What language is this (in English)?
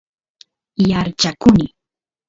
Santiago del Estero Quichua